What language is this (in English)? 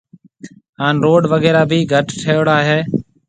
Marwari (Pakistan)